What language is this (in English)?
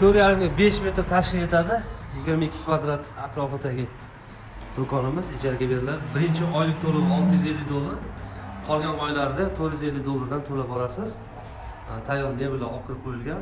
Turkish